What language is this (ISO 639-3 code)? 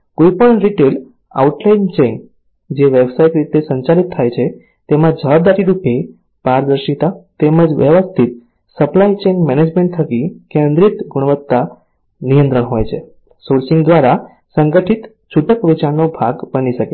guj